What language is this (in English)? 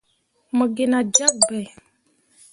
Mundang